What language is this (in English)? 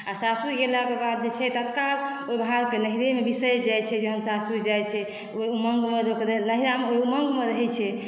Maithili